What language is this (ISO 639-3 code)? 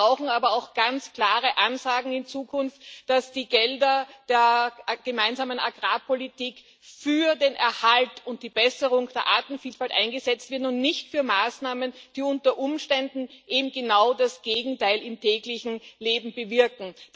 deu